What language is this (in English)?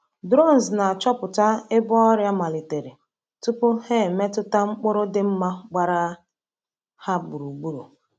Igbo